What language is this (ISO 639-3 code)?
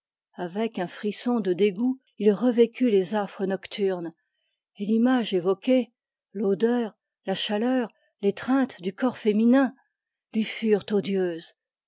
fra